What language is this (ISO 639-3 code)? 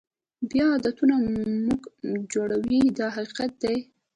pus